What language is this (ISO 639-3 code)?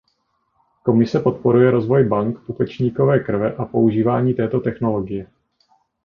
ces